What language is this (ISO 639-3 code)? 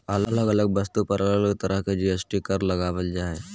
mag